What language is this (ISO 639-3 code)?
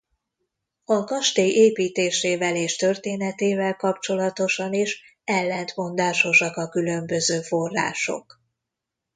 hun